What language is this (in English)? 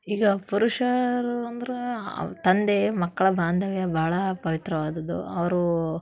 Kannada